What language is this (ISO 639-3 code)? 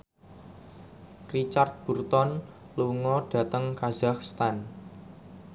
jav